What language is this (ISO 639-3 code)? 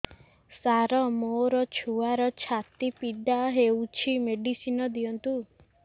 ori